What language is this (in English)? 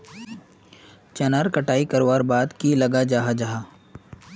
Magahi